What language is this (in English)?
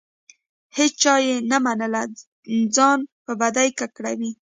Pashto